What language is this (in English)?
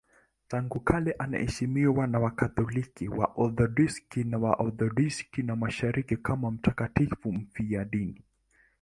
Swahili